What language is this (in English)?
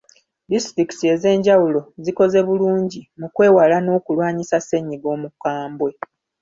Ganda